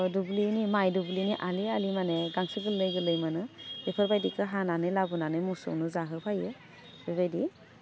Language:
Bodo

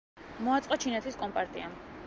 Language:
Georgian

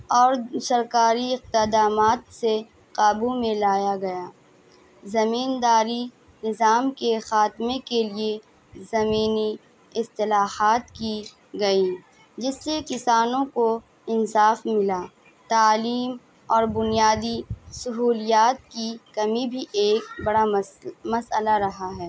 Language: Urdu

